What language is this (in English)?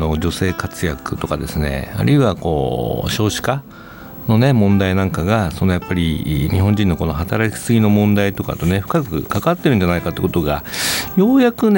Japanese